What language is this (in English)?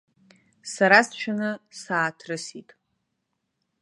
Abkhazian